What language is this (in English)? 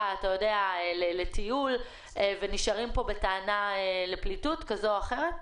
Hebrew